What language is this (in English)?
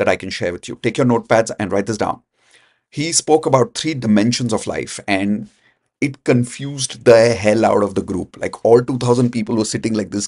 English